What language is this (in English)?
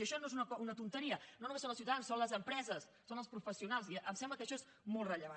Catalan